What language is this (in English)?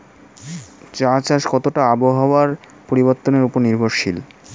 Bangla